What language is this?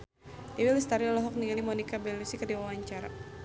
Sundanese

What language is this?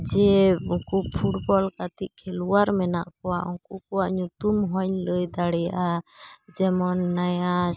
Santali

